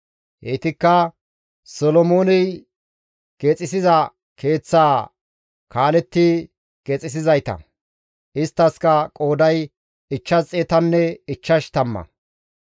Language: Gamo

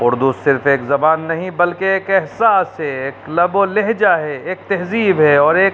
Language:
Urdu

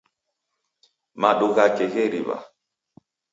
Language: Taita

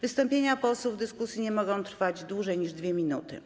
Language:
Polish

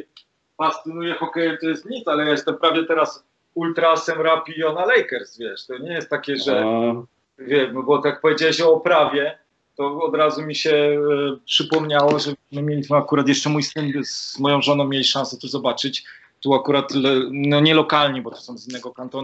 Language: Polish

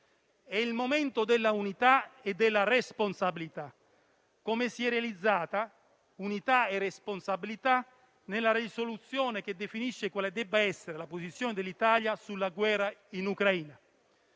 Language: Italian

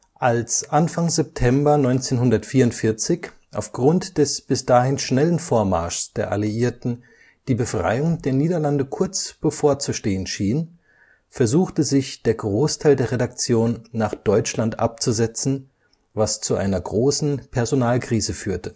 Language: German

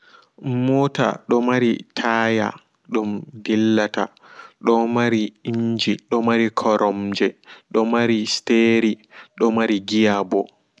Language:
Fula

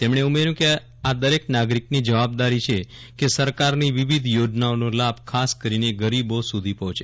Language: Gujarati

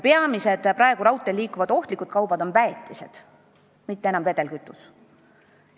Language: Estonian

